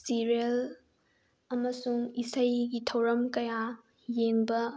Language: Manipuri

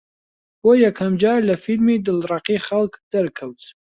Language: Central Kurdish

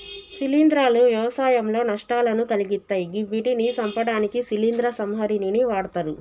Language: Telugu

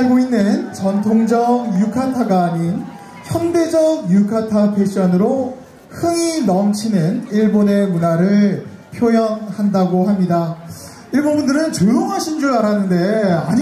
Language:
Korean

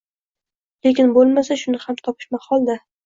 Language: Uzbek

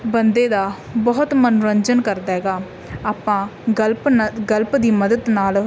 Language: Punjabi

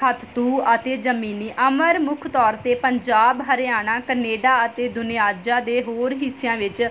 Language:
Punjabi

